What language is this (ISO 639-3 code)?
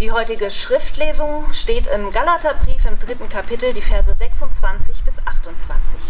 deu